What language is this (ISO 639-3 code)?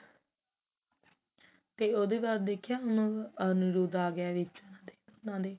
pan